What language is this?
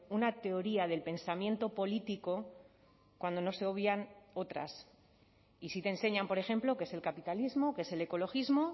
Spanish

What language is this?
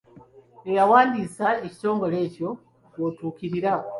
Ganda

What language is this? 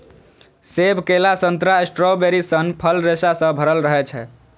Maithili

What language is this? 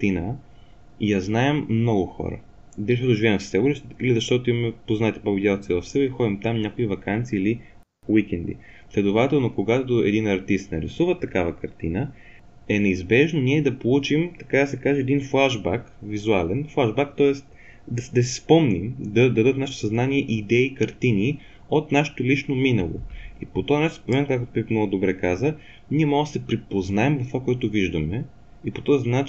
Bulgarian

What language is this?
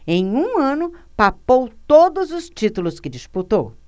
Portuguese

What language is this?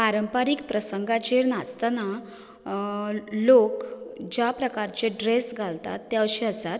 Konkani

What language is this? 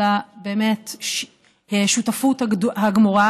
Hebrew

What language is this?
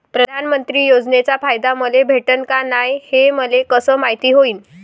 Marathi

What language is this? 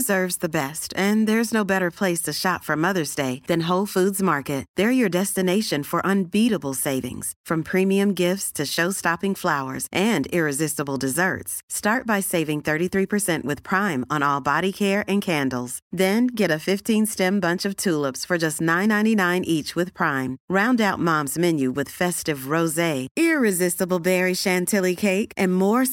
Swedish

